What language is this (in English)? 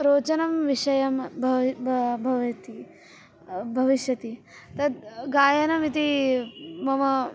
Sanskrit